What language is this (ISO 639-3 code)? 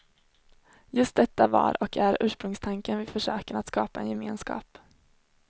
swe